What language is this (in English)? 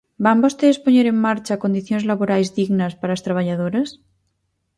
Galician